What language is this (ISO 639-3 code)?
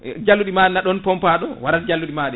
ful